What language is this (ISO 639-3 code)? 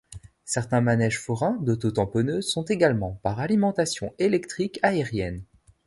fra